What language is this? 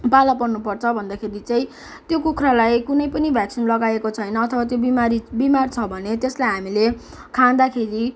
Nepali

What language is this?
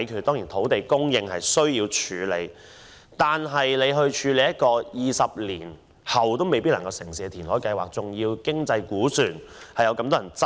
Cantonese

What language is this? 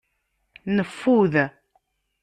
Kabyle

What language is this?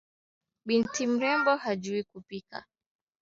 Swahili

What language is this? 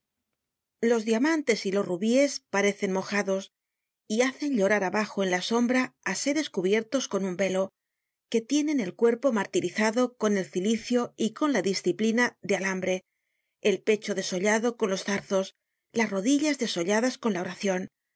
Spanish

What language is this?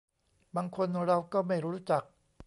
Thai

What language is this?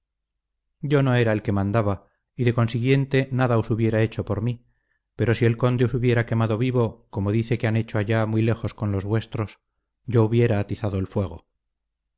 Spanish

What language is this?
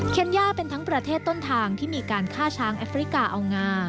Thai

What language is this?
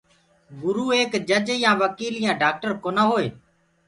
Gurgula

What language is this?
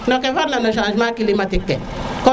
Serer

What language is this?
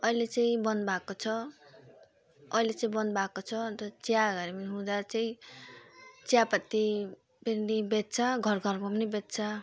Nepali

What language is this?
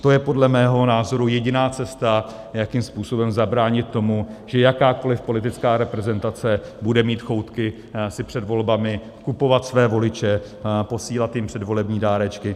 Czech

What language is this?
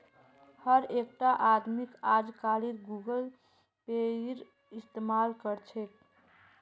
Magahi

